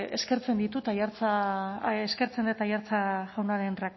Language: Basque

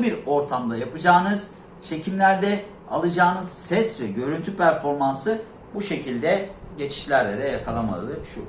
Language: Turkish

